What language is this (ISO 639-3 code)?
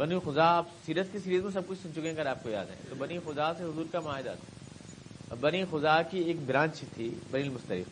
urd